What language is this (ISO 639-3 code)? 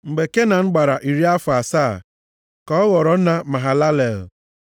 ibo